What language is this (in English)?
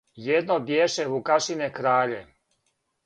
Serbian